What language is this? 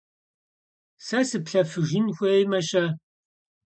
Kabardian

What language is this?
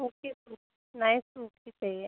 Hindi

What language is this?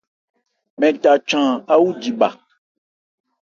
Ebrié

